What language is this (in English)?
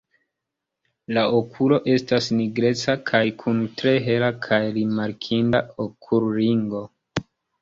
Esperanto